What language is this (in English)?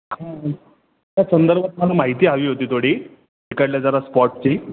Marathi